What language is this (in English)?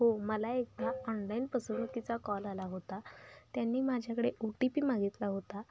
Marathi